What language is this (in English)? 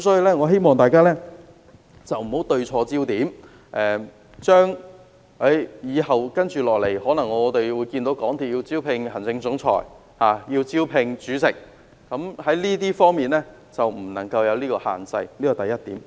Cantonese